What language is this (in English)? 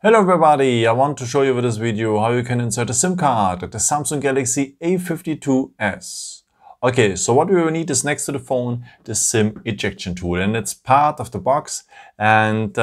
English